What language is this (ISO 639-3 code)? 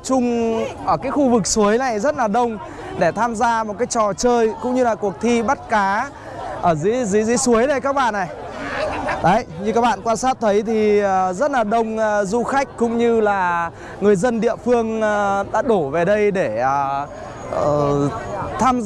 vie